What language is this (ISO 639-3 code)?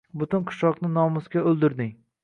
uzb